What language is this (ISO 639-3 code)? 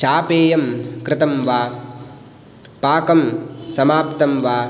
san